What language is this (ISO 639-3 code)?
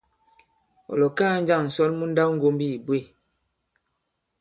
abb